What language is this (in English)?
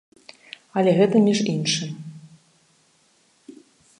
Belarusian